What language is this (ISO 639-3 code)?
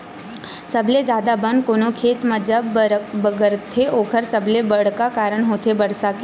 hne